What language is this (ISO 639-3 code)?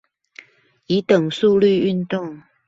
zho